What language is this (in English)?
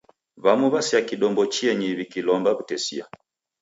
Taita